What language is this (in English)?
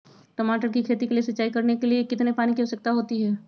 Magahi